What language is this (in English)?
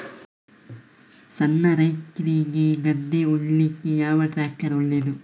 Kannada